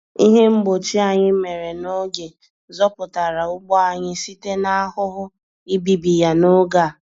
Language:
Igbo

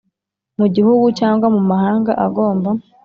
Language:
Kinyarwanda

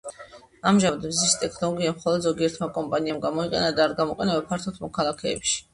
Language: Georgian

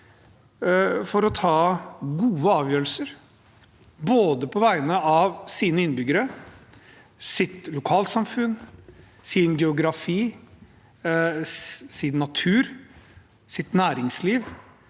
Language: Norwegian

